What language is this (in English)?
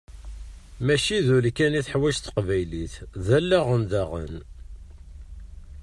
Kabyle